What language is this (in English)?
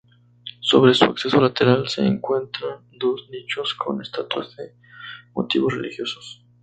Spanish